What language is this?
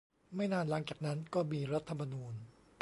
Thai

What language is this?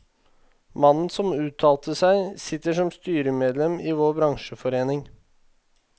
Norwegian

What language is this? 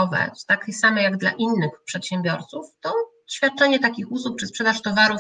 Polish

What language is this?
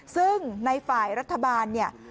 Thai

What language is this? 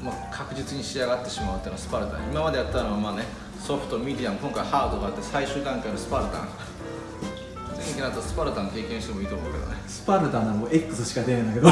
Japanese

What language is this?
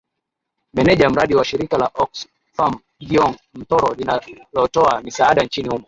Swahili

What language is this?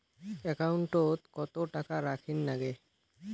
Bangla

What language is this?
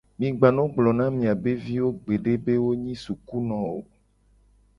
Gen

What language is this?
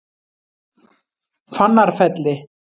Icelandic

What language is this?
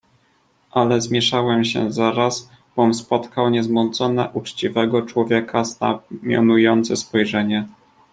Polish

